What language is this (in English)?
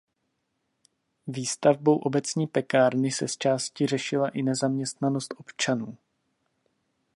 Czech